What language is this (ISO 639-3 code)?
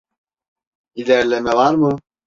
tur